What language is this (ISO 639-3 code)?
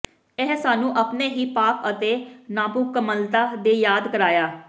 pan